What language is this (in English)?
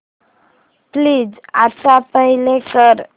Marathi